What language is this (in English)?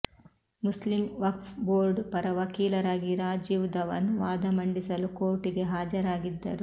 Kannada